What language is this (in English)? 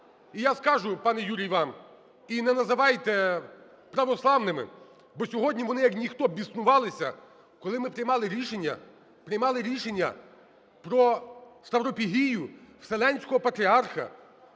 Ukrainian